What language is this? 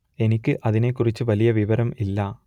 Malayalam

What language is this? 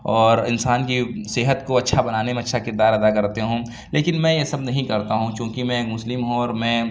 Urdu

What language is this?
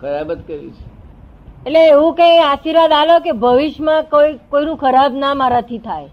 Gujarati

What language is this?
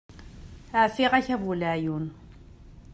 Kabyle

